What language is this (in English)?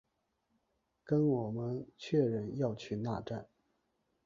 Chinese